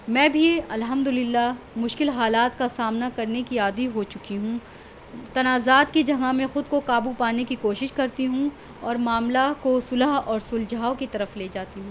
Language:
Urdu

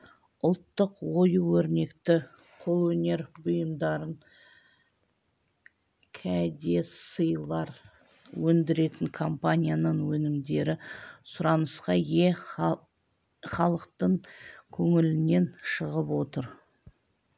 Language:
Kazakh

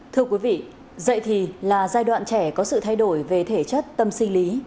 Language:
Vietnamese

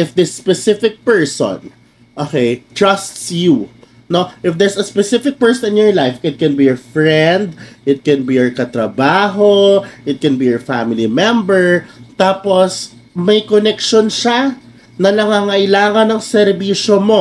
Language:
Filipino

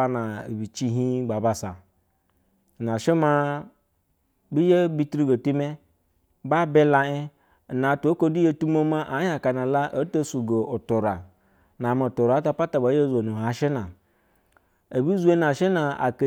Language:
Basa (Nigeria)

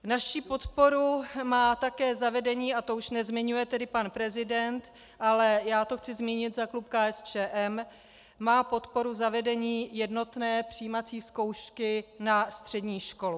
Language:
Czech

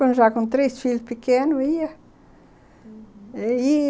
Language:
Portuguese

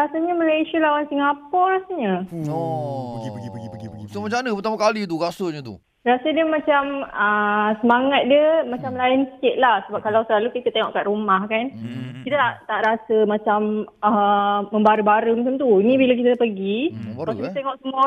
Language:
Malay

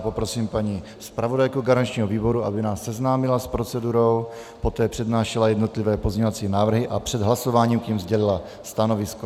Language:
Czech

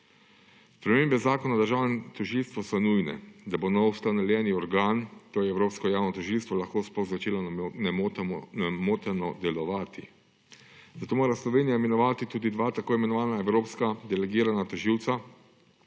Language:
Slovenian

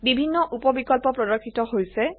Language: Assamese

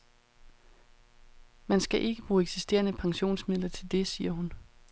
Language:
Danish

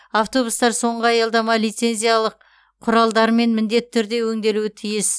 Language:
Kazakh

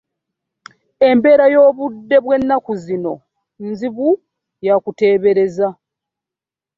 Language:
Ganda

